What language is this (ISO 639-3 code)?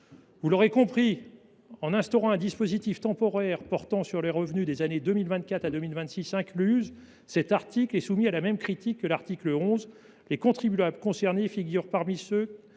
fra